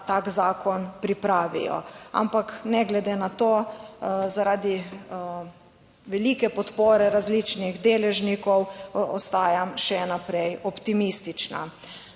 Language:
Slovenian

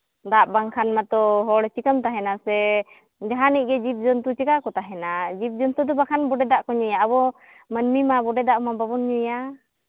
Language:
Santali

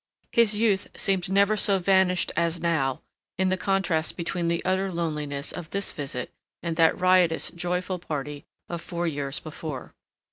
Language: English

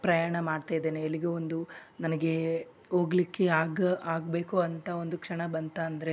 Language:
Kannada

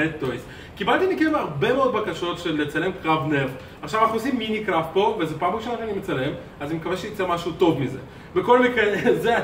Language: Hebrew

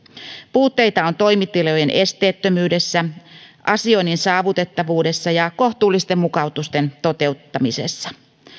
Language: Finnish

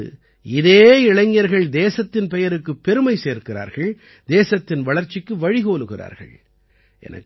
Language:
Tamil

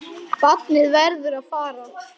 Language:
Icelandic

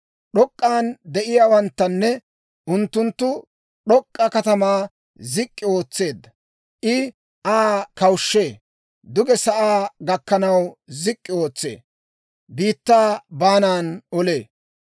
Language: Dawro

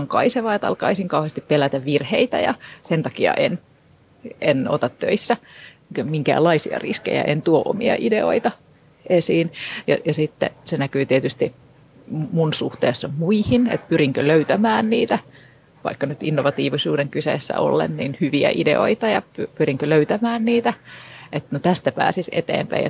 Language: Finnish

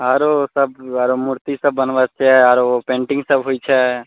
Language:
Maithili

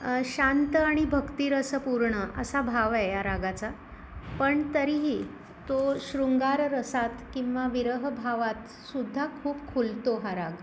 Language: Marathi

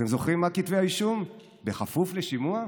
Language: Hebrew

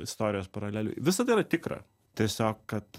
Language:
Lithuanian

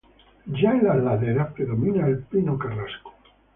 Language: Spanish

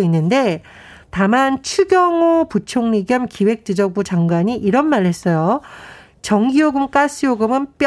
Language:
Korean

